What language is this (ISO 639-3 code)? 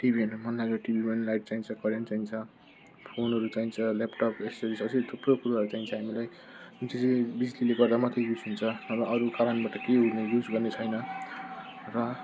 nep